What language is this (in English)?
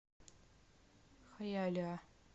Russian